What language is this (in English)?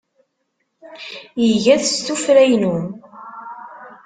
Kabyle